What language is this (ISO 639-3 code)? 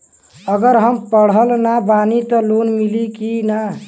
bho